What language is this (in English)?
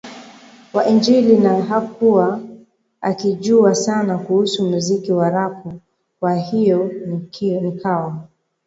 Swahili